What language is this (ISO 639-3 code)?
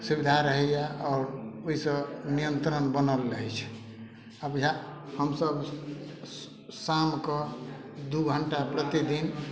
mai